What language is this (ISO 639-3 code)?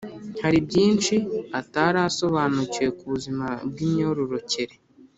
kin